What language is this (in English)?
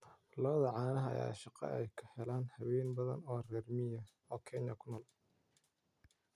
Somali